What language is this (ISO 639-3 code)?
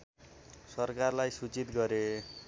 nep